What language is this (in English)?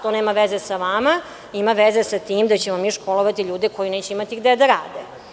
Serbian